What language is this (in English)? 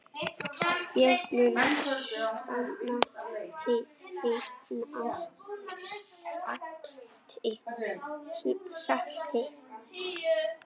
Icelandic